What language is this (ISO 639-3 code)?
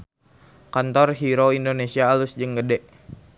sun